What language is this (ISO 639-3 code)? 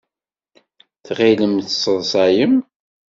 kab